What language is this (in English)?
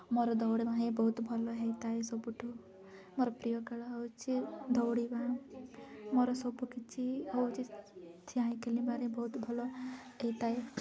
Odia